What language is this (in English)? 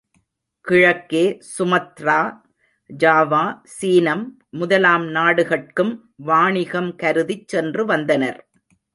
Tamil